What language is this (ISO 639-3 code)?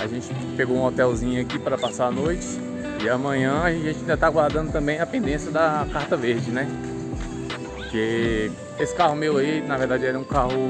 por